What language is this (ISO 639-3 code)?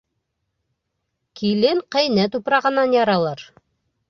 bak